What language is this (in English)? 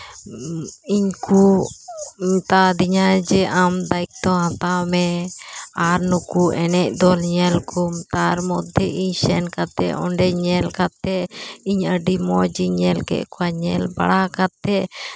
Santali